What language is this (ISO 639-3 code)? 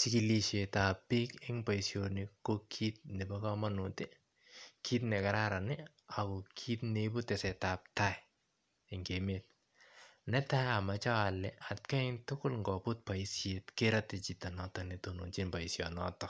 kln